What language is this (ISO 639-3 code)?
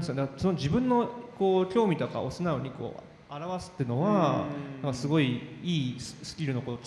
jpn